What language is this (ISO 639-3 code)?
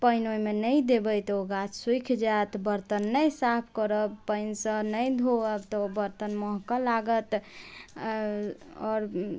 mai